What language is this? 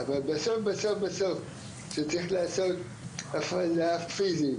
Hebrew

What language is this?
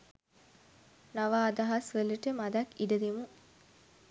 Sinhala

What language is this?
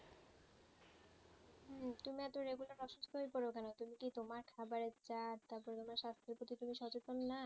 Bangla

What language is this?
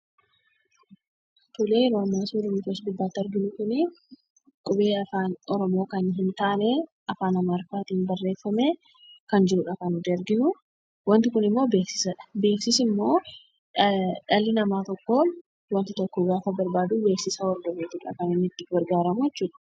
Oromo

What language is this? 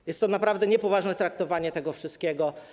Polish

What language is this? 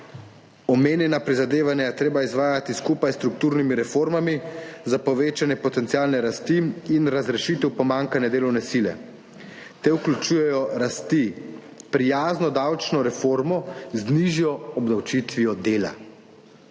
Slovenian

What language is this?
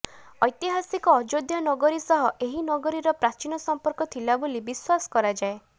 Odia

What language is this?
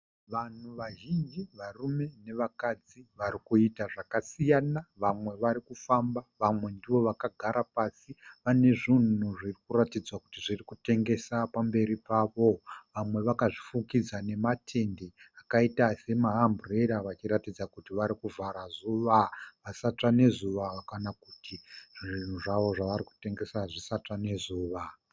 Shona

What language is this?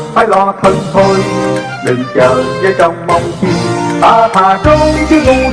Vietnamese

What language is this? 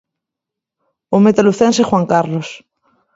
Galician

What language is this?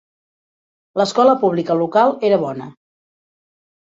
Catalan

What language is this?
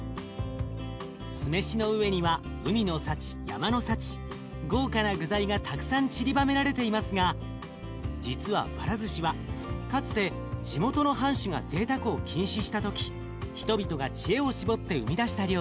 Japanese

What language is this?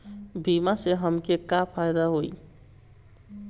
Bhojpuri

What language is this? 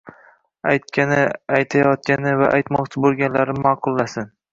Uzbek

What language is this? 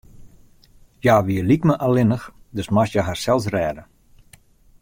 Western Frisian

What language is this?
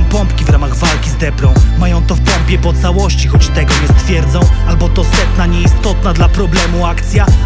Polish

